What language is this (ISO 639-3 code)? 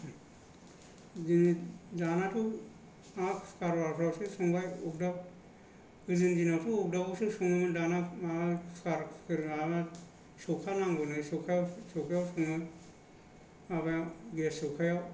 brx